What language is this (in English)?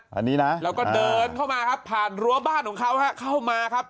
Thai